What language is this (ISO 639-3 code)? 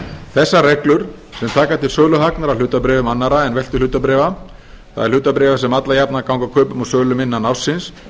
isl